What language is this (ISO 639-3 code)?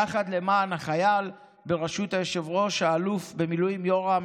heb